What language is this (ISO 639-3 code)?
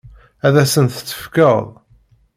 kab